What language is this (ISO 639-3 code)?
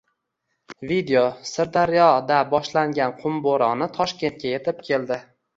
uzb